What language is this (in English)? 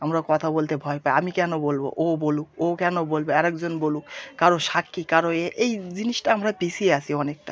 Bangla